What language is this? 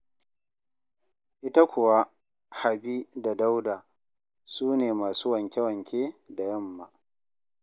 Hausa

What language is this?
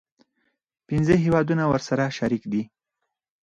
Pashto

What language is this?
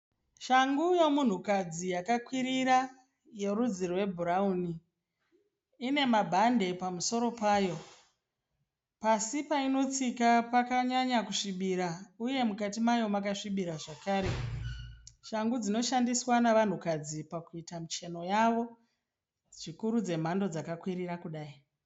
Shona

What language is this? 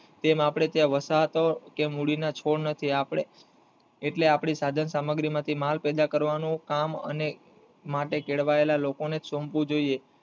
Gujarati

